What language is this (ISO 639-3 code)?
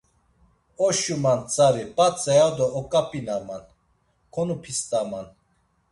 lzz